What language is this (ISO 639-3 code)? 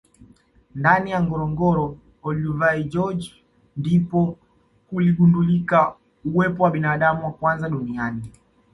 swa